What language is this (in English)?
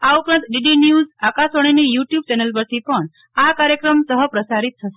Gujarati